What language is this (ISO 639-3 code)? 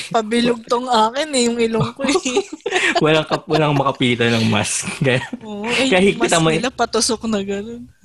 fil